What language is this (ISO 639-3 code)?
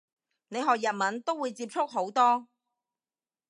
yue